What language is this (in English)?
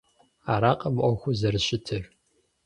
Kabardian